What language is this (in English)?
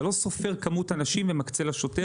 Hebrew